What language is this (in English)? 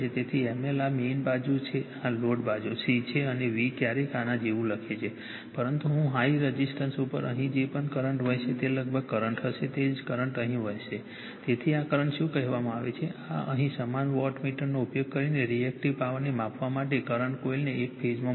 Gujarati